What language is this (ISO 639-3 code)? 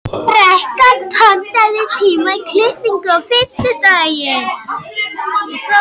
isl